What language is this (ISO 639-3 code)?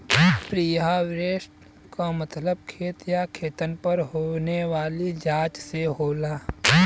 bho